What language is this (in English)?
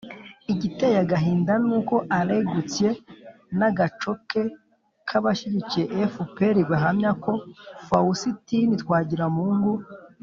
Kinyarwanda